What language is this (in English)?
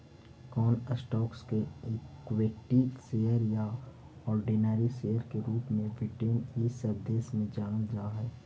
Magahi